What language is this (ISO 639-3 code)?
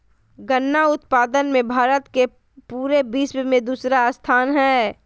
mag